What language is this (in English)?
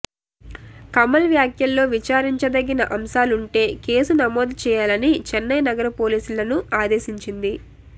Telugu